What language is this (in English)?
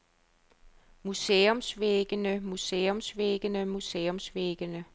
Danish